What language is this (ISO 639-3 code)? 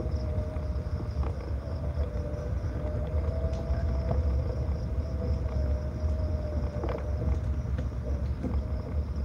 msa